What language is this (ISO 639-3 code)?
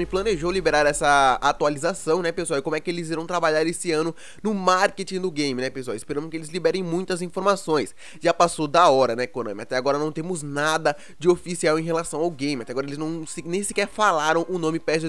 por